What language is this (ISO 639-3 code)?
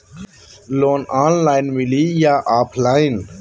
mag